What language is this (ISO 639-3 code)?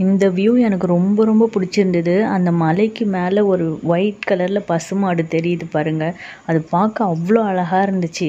tam